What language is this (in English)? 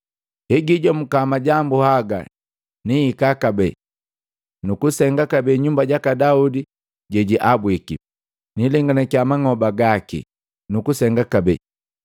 Matengo